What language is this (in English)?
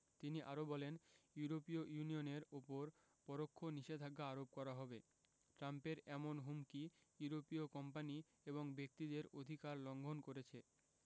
Bangla